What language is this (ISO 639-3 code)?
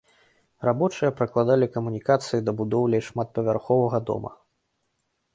bel